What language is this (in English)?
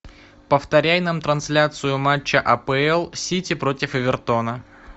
Russian